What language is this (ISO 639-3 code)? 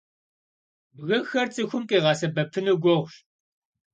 kbd